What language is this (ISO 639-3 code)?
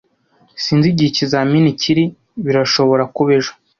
kin